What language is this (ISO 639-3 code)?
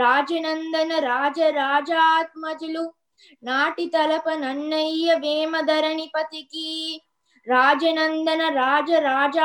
tel